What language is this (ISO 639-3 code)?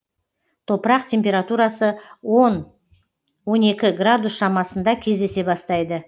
kaz